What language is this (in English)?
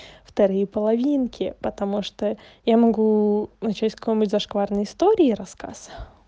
Russian